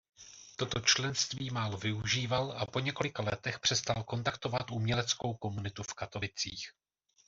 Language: Czech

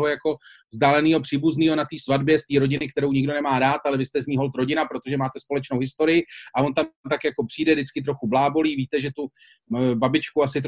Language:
Czech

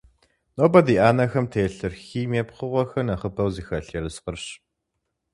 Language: Kabardian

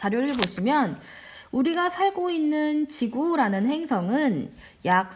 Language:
Korean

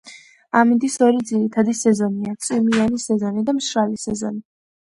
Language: Georgian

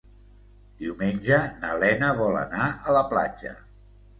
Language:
Catalan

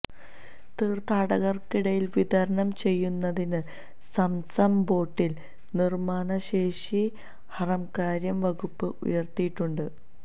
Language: Malayalam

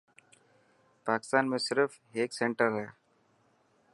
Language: Dhatki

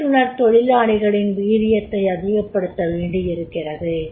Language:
Tamil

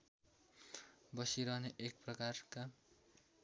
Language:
Nepali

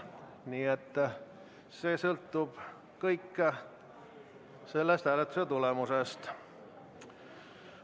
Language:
Estonian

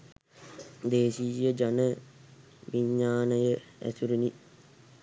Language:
Sinhala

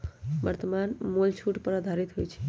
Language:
Magahi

